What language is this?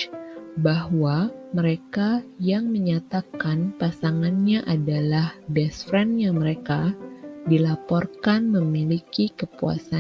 Indonesian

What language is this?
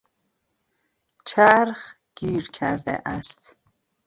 Persian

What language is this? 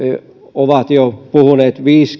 Finnish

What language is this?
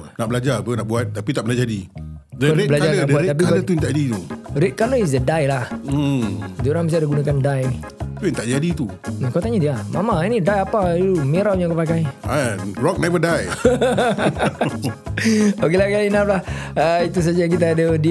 Malay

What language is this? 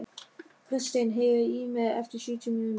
Icelandic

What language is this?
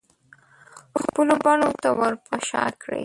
Pashto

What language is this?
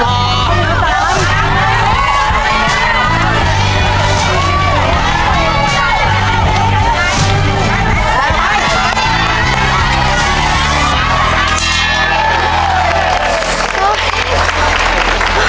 Thai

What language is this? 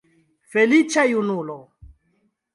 Esperanto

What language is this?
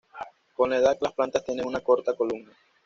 Spanish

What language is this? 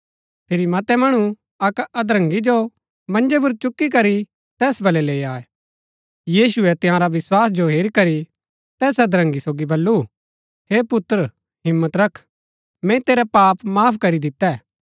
Gaddi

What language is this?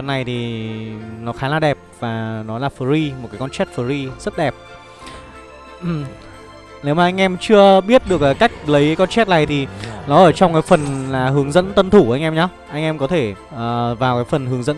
Vietnamese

